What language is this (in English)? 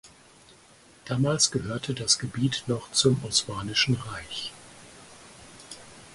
German